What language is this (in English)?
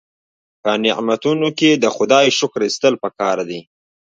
Pashto